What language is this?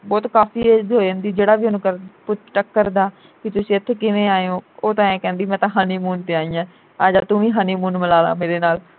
Punjabi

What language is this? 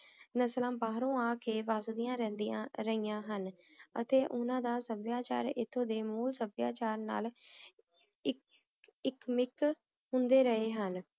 Punjabi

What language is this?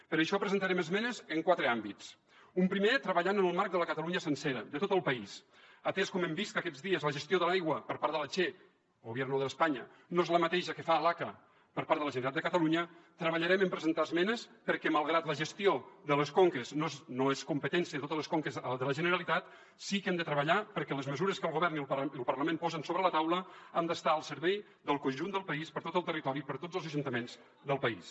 Catalan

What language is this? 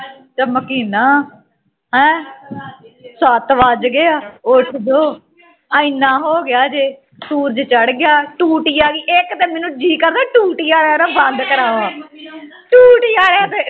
Punjabi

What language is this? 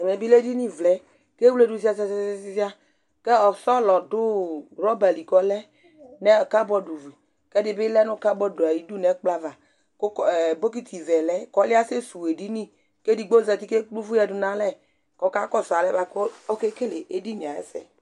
Ikposo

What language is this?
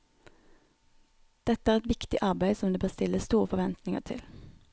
Norwegian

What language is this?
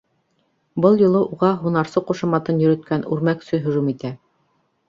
Bashkir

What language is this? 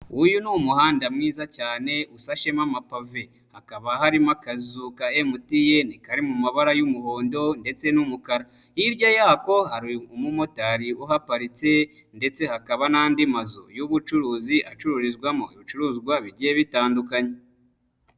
Kinyarwanda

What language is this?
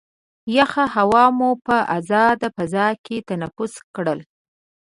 Pashto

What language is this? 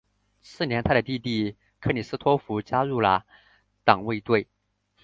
Chinese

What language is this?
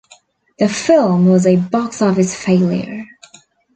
English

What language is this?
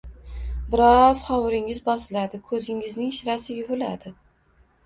Uzbek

